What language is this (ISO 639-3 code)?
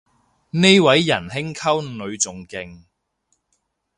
yue